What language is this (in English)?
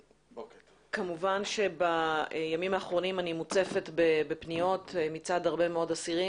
Hebrew